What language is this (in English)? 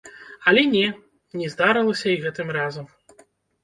Belarusian